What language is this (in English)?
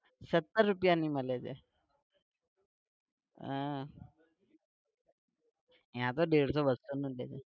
Gujarati